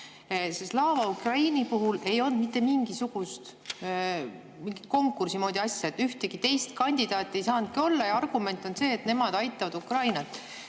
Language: Estonian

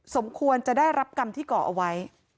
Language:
Thai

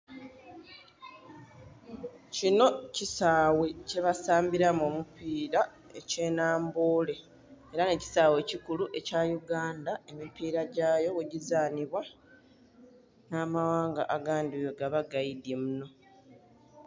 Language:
Soga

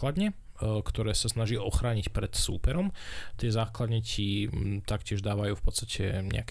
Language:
Slovak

